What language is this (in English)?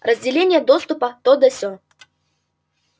Russian